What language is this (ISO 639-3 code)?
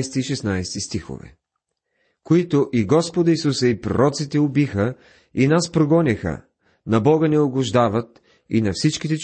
bul